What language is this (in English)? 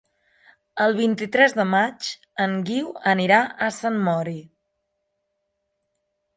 Catalan